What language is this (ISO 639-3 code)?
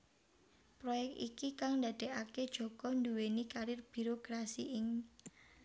jav